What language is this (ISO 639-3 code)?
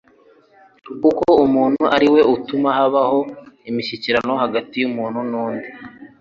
kin